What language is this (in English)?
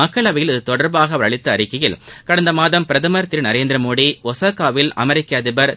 Tamil